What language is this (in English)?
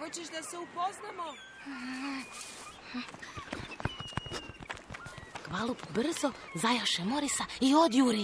Croatian